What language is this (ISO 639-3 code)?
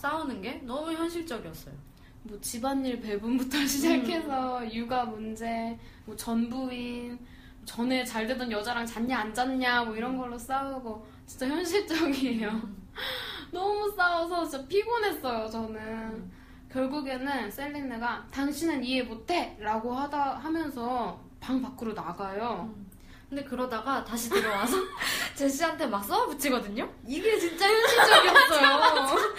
kor